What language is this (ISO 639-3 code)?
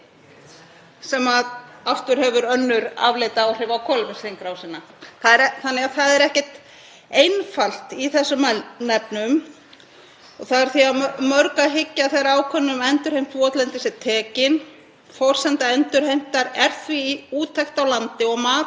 isl